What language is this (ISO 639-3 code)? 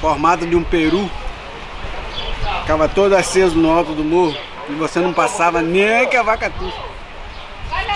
por